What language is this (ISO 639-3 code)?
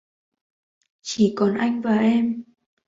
vie